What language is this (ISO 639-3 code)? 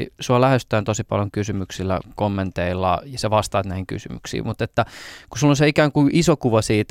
fin